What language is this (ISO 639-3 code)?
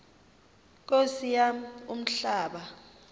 xho